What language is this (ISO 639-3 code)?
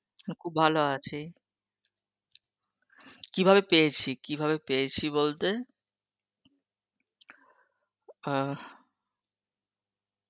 ben